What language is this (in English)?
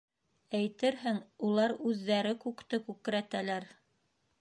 Bashkir